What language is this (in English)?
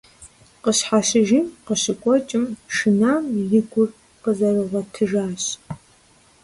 Kabardian